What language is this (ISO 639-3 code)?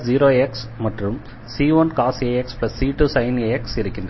tam